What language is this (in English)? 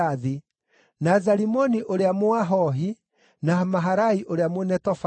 Kikuyu